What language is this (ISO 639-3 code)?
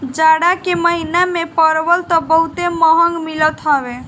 bho